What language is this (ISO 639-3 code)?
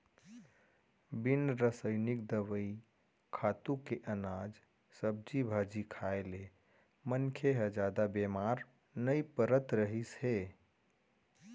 hne